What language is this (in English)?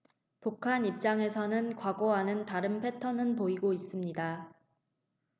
Korean